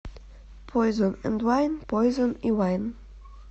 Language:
Russian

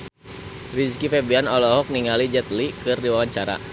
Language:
Sundanese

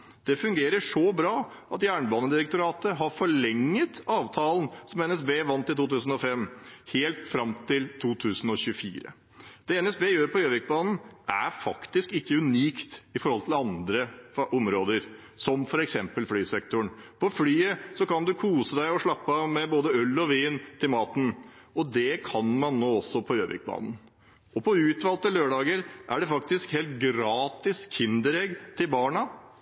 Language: Norwegian Bokmål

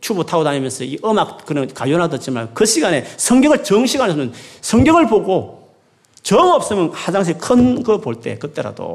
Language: Korean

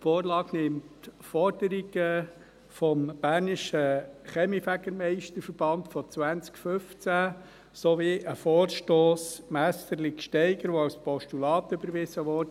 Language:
Swiss German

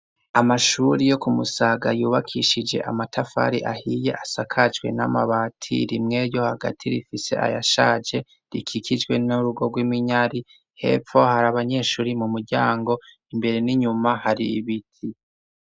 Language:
Rundi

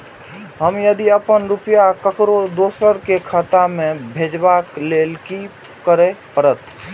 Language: Maithili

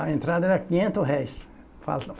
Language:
Portuguese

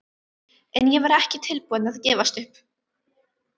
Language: Icelandic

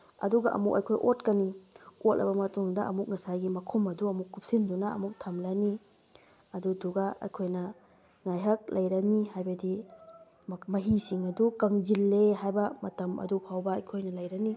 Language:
Manipuri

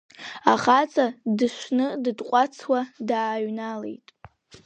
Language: Abkhazian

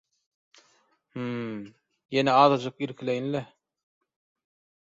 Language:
Turkmen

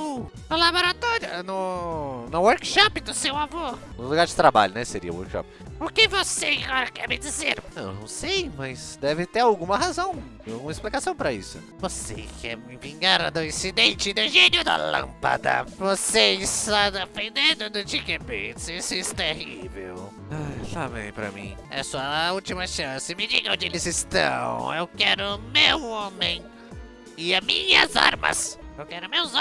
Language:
Portuguese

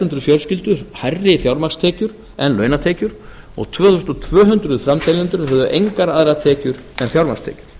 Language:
Icelandic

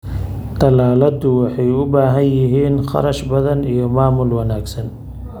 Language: Somali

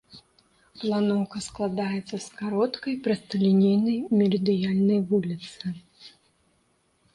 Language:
Belarusian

